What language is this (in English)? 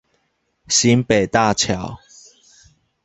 Chinese